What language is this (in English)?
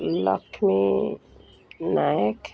Odia